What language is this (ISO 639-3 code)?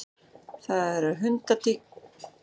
isl